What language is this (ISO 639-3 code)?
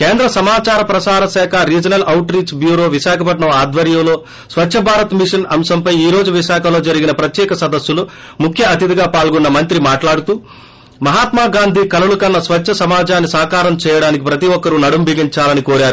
tel